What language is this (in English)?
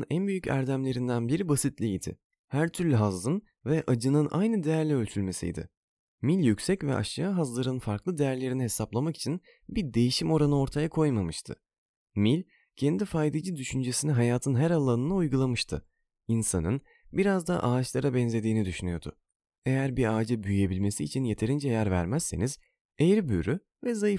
Turkish